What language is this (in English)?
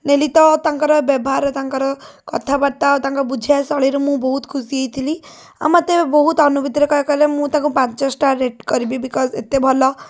Odia